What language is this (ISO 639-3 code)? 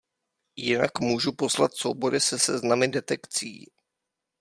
ces